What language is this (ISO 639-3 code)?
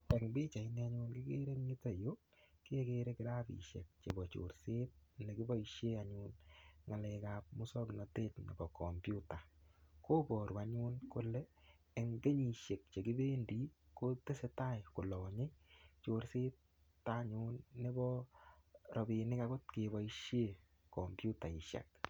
kln